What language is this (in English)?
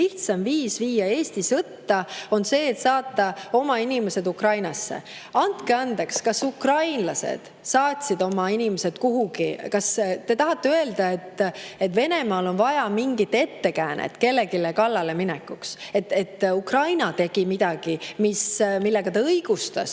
Estonian